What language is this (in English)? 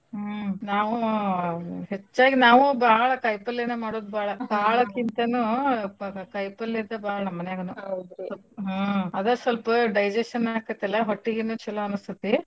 Kannada